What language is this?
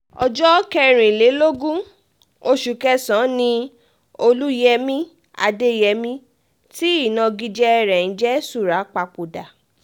Yoruba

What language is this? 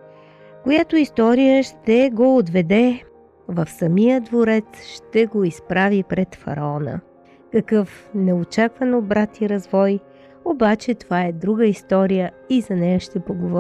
Bulgarian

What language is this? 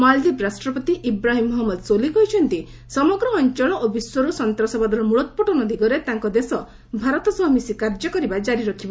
Odia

